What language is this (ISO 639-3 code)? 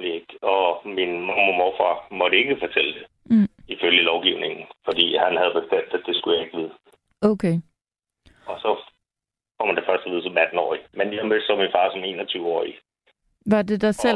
dan